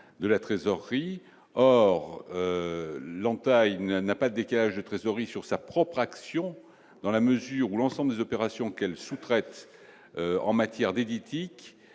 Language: French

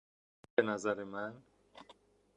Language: Persian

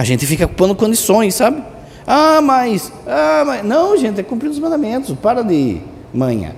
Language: Portuguese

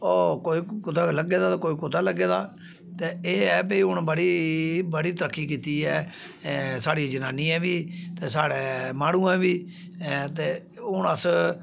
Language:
Dogri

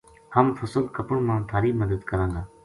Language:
Gujari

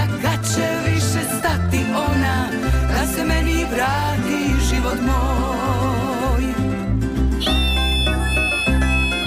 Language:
Croatian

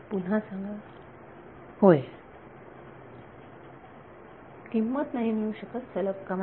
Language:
Marathi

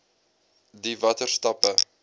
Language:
Afrikaans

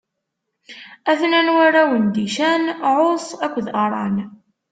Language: Kabyle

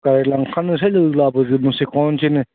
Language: Bodo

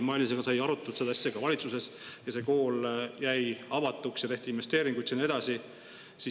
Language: Estonian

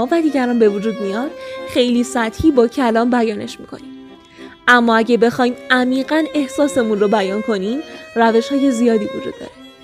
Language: Persian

